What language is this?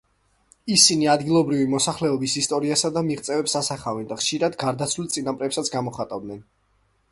Georgian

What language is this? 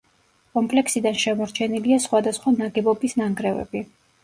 Georgian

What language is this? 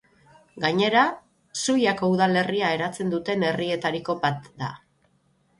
Basque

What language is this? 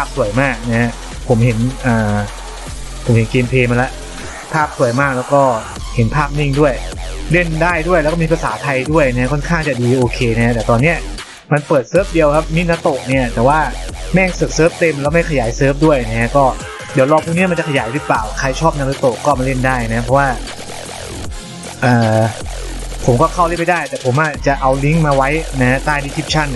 Thai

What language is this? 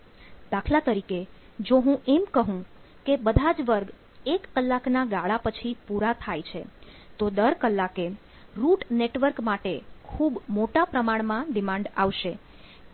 Gujarati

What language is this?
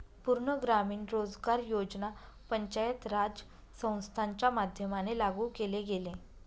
Marathi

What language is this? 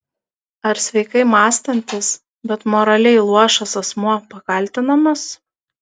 Lithuanian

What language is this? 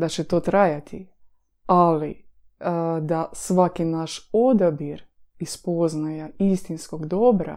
Croatian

